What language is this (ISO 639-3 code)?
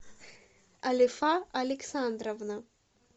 rus